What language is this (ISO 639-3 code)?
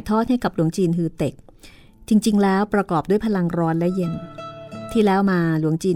tha